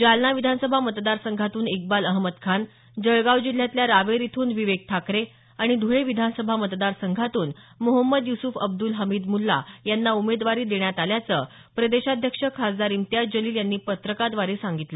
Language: Marathi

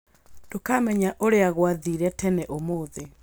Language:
Kikuyu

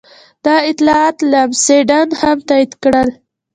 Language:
Pashto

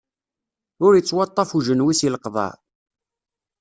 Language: Kabyle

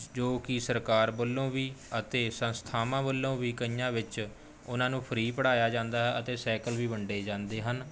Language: Punjabi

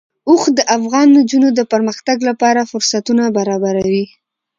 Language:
Pashto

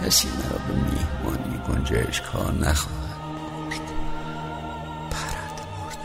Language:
Persian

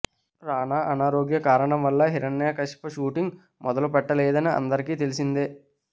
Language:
Telugu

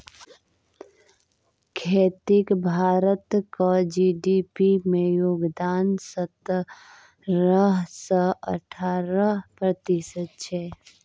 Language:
Maithili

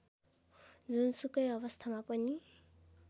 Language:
Nepali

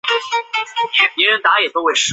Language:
Chinese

